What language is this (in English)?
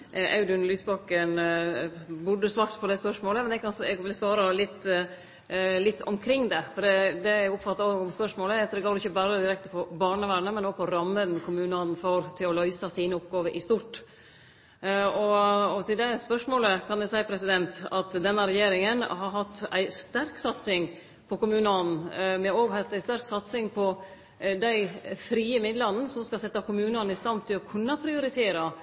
Norwegian Nynorsk